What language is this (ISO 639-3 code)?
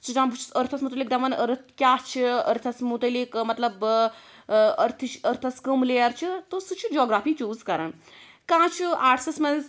kas